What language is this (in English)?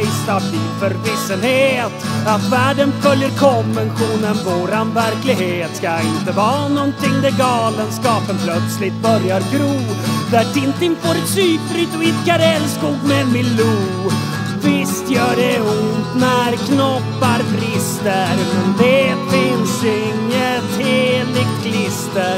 Swedish